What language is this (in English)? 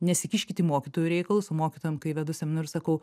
Lithuanian